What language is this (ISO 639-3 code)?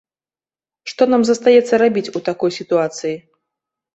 bel